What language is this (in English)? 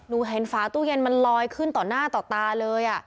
Thai